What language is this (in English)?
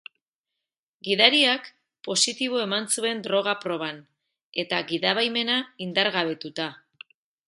Basque